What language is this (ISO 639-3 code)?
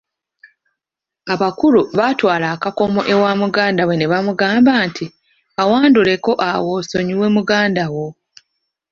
lug